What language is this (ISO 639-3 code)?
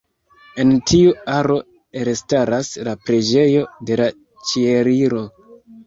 epo